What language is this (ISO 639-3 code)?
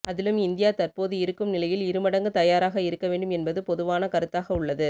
tam